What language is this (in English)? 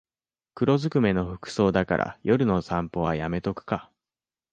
Japanese